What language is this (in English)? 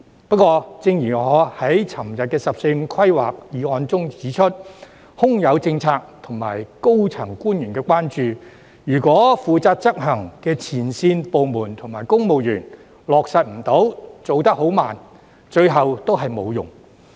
Cantonese